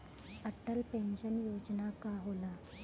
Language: Bhojpuri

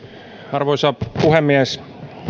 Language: Finnish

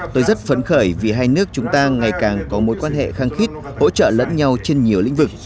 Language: Vietnamese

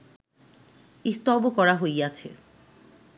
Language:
Bangla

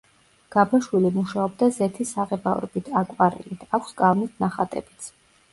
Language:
Georgian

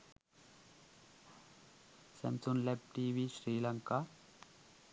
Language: Sinhala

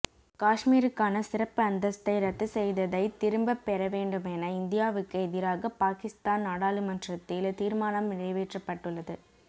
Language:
Tamil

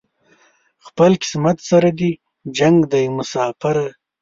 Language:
Pashto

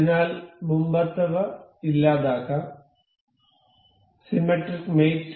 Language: Malayalam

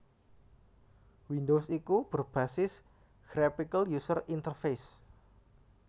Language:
Javanese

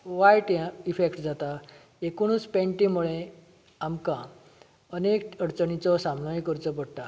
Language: Konkani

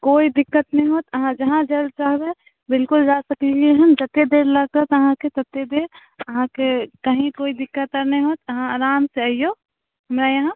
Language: Maithili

